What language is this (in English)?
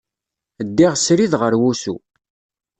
Kabyle